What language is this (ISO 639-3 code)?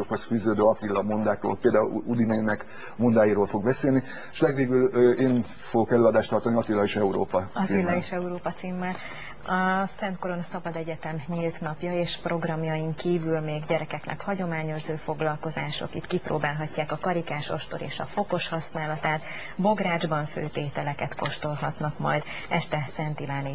hun